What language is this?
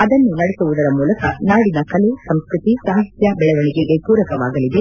Kannada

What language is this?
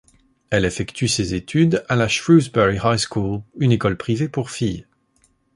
French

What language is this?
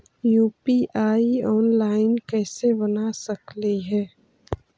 Magahi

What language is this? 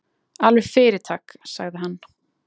Icelandic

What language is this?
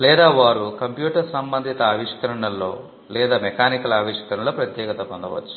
Telugu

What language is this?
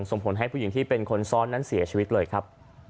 Thai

